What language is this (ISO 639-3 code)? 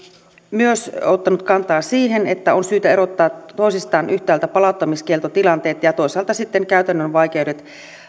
fin